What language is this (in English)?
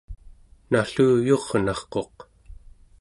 Central Yupik